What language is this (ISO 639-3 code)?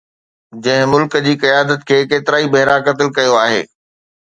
snd